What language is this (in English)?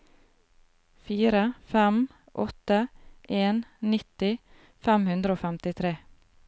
Norwegian